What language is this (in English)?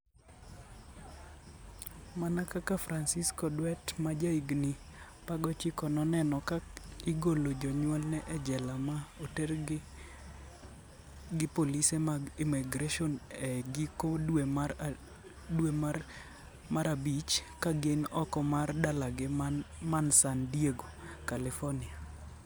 Luo (Kenya and Tanzania)